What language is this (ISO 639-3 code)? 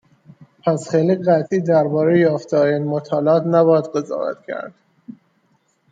fas